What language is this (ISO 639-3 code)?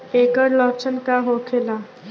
bho